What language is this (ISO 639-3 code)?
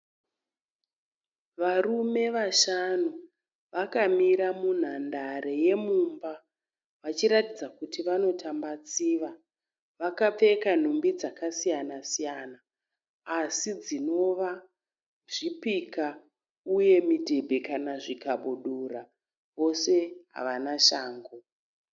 sna